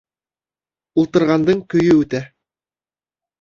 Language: Bashkir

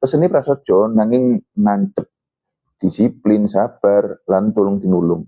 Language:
Javanese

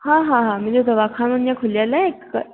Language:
Sindhi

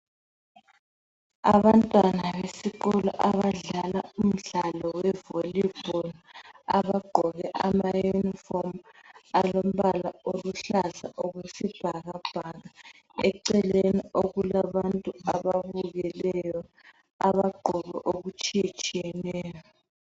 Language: North Ndebele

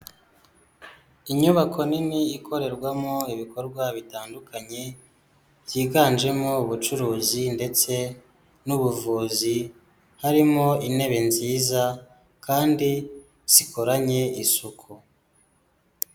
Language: Kinyarwanda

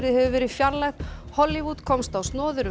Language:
Icelandic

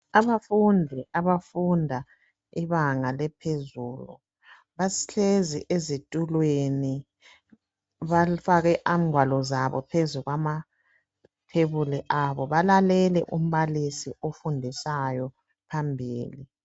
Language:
North Ndebele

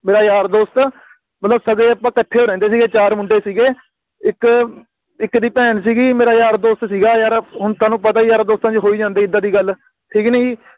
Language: Punjabi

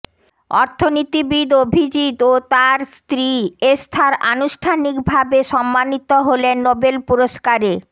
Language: Bangla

